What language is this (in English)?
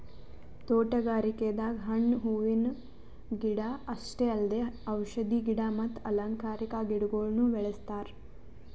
Kannada